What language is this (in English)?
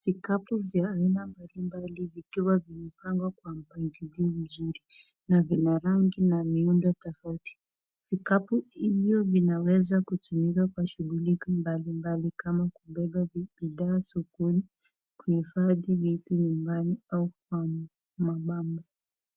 Swahili